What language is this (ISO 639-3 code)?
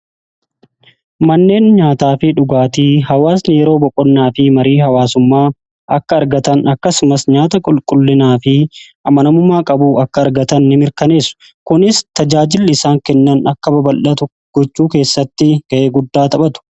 orm